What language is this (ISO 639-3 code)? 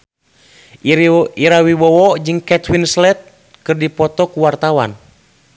sun